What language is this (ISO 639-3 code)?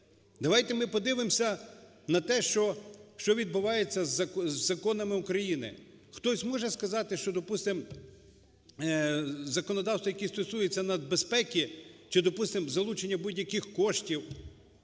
ukr